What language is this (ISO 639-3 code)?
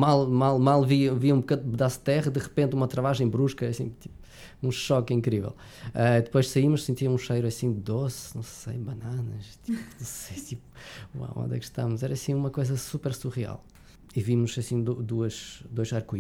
por